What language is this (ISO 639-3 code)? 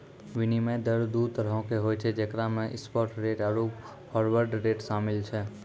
mai